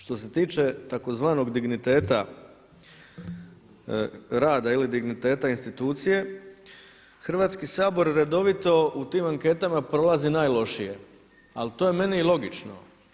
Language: Croatian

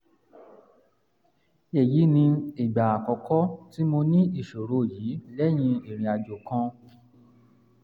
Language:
Yoruba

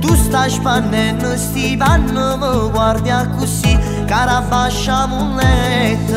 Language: Italian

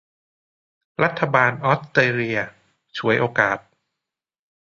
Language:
Thai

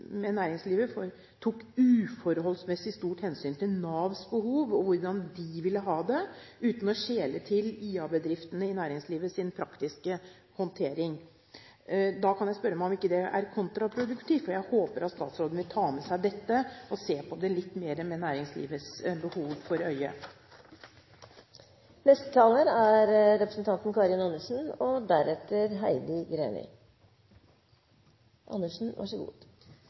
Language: Norwegian Bokmål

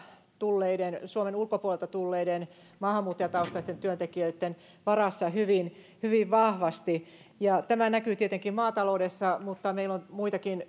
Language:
Finnish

